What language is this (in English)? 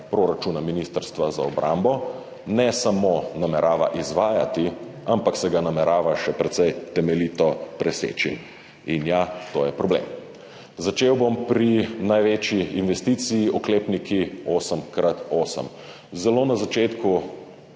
Slovenian